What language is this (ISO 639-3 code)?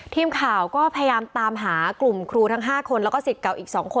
tha